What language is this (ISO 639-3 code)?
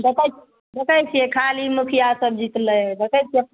mai